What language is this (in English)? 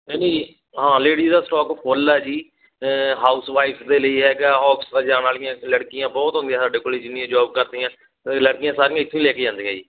Punjabi